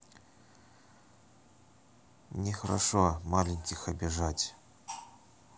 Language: Russian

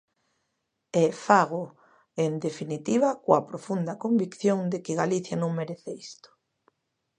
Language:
Galician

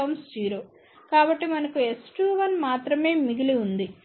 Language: Telugu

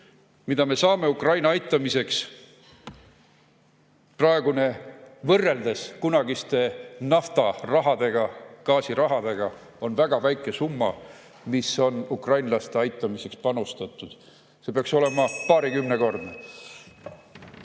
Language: Estonian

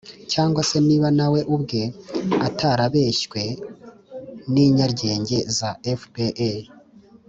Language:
Kinyarwanda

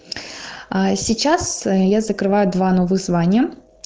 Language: Russian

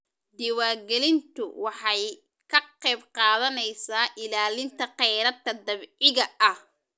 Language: Somali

